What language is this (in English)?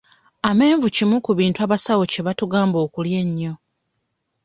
Ganda